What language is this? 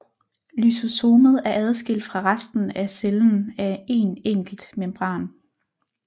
Danish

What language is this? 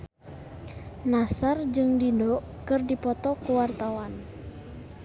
Sundanese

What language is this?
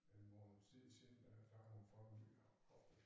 Danish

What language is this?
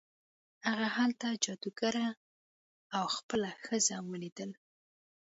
Pashto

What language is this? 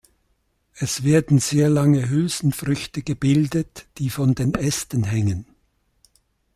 German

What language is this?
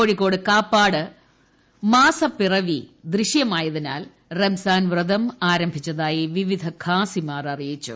Malayalam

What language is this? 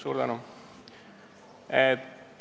Estonian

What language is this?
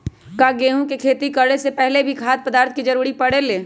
Magahi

